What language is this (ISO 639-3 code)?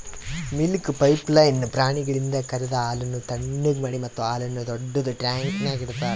kan